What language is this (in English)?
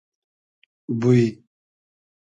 Hazaragi